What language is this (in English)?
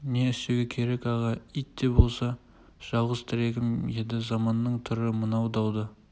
Kazakh